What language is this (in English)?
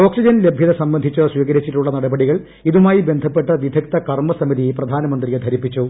Malayalam